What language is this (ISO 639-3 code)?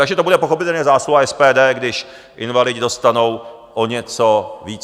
ces